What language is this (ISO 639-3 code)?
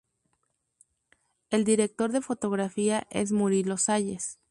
spa